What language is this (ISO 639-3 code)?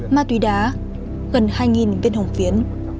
vie